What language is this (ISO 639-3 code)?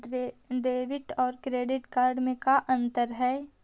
mag